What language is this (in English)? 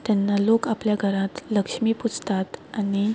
Konkani